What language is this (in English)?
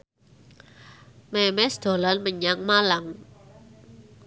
Javanese